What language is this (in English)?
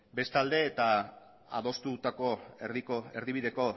Basque